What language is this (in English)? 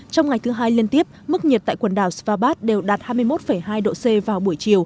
Vietnamese